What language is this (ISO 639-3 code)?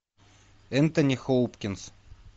rus